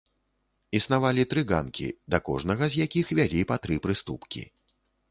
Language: Belarusian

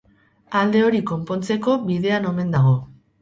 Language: Basque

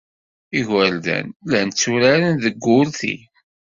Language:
Kabyle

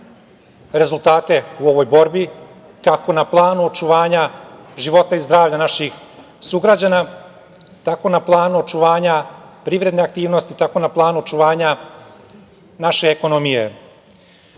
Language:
Serbian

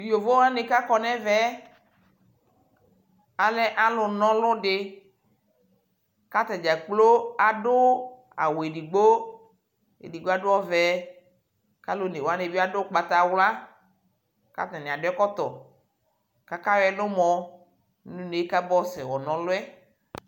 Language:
Ikposo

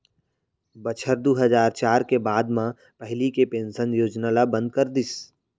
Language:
Chhattisgarhi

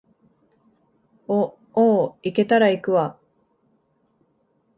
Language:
Japanese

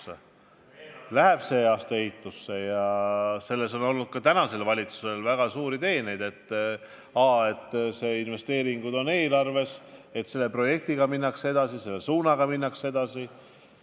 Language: Estonian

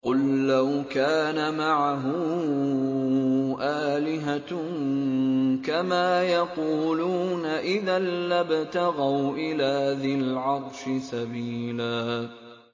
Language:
Arabic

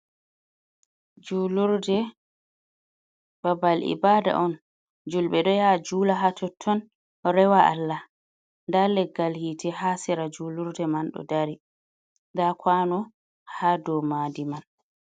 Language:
Fula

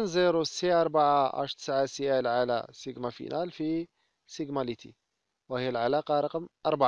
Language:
Arabic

